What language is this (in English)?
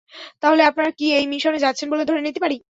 Bangla